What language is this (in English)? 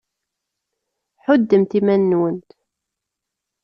Kabyle